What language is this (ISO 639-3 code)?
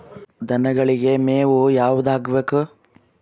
kan